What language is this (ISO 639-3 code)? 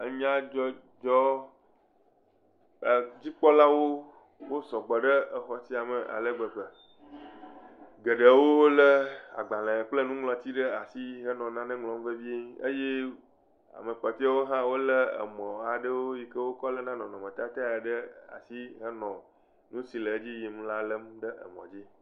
ewe